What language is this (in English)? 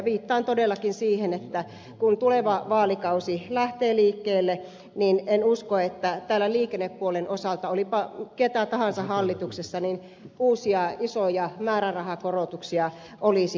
Finnish